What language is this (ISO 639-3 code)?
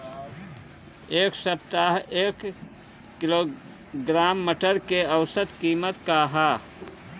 bho